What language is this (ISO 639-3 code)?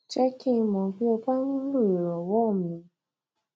yor